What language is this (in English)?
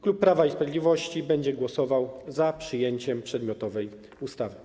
Polish